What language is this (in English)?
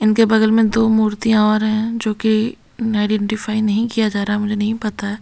Hindi